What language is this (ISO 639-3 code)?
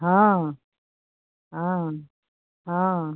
hin